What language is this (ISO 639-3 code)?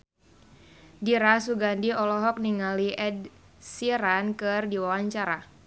sun